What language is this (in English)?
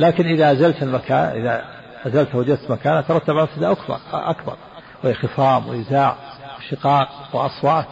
Arabic